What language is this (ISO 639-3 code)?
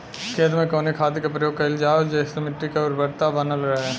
bho